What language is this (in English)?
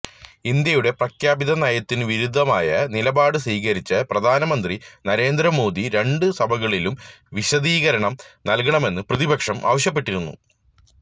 Malayalam